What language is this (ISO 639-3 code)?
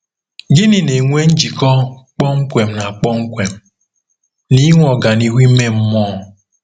ibo